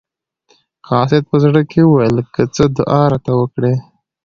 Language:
Pashto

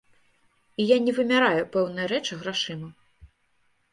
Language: Belarusian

